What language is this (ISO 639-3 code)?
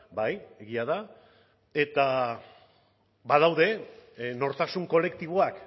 eus